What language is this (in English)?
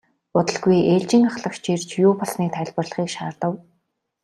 Mongolian